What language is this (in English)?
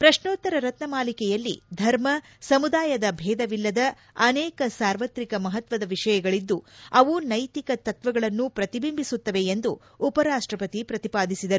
Kannada